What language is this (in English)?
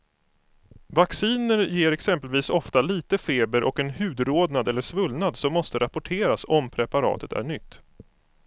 Swedish